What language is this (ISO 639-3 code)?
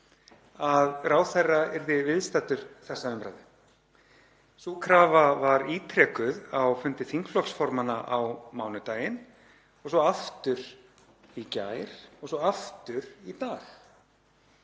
isl